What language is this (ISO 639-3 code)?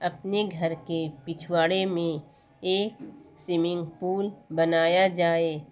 urd